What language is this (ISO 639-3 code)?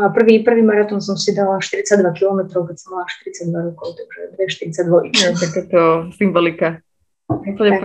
slk